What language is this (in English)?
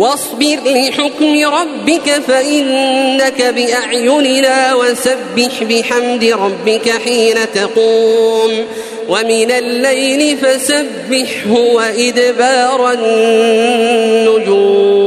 Arabic